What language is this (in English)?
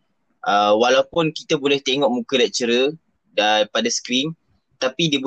Malay